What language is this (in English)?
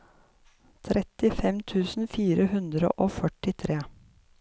Norwegian